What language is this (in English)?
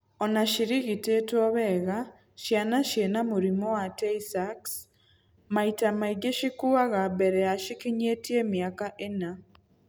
Kikuyu